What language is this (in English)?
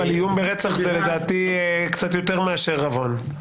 Hebrew